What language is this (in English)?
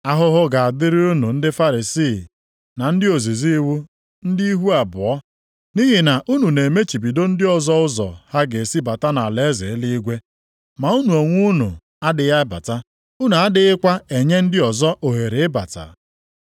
Igbo